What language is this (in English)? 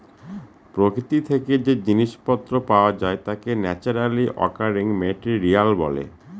Bangla